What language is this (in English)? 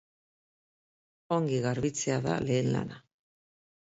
Basque